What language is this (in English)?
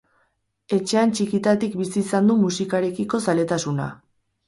Basque